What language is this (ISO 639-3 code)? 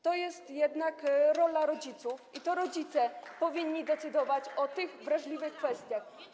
pol